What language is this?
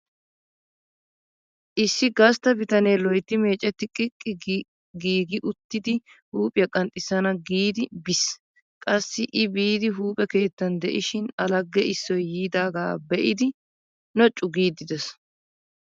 Wolaytta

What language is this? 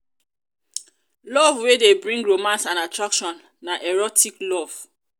Nigerian Pidgin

